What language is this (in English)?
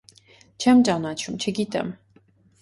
Armenian